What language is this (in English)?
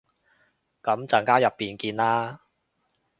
Cantonese